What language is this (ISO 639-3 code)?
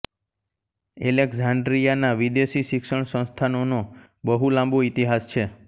guj